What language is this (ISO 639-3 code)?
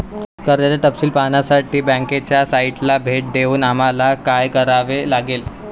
mar